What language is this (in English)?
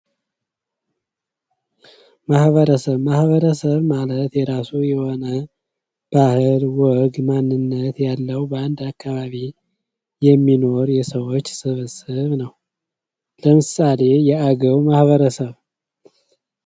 Amharic